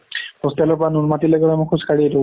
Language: Assamese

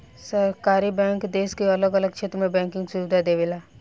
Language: Bhojpuri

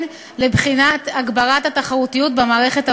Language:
Hebrew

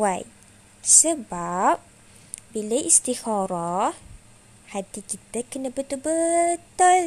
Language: Malay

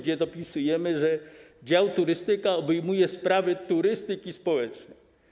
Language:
Polish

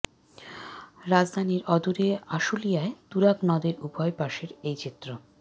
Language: Bangla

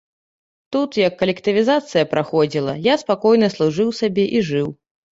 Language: Belarusian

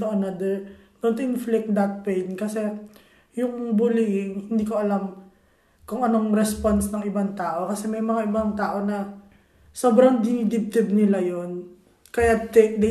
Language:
Filipino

